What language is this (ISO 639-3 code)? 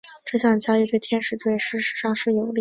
zho